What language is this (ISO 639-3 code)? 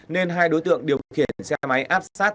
vie